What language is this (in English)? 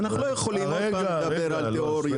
Hebrew